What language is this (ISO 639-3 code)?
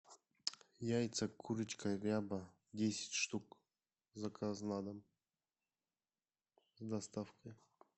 rus